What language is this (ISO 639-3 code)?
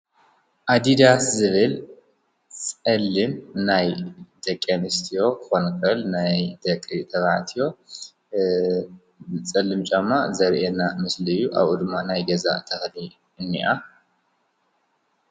tir